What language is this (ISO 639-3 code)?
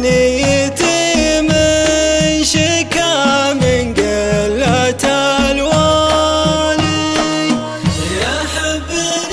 ara